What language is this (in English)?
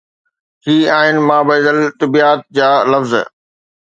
Sindhi